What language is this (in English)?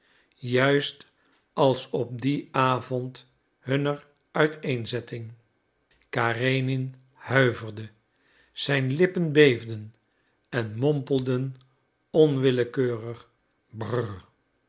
Dutch